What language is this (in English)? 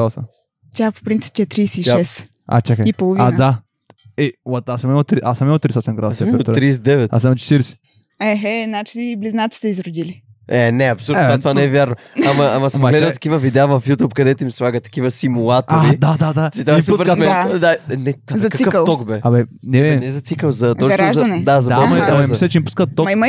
Bulgarian